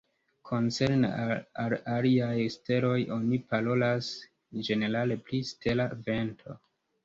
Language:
Esperanto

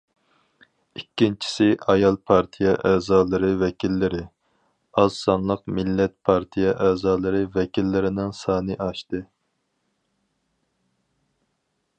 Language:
Uyghur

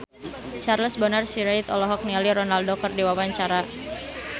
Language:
Sundanese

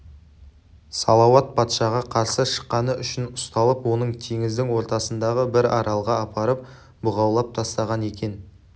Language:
Kazakh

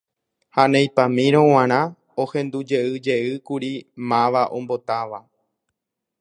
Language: Guarani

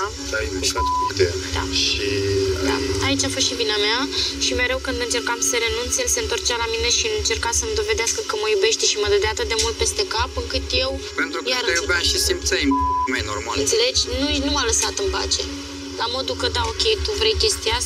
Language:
Romanian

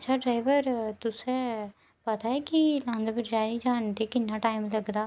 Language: Dogri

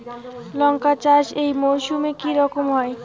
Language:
Bangla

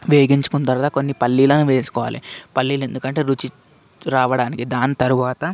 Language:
Telugu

